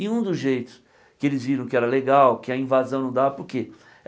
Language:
Portuguese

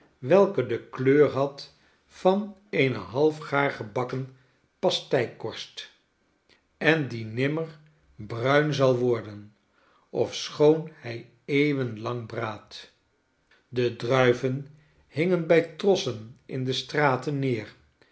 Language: Dutch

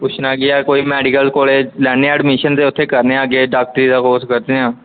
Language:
Punjabi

